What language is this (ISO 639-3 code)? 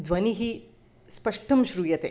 san